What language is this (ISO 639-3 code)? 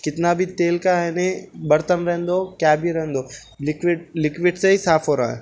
urd